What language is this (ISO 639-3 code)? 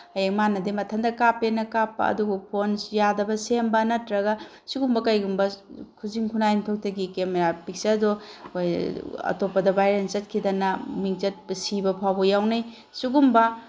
mni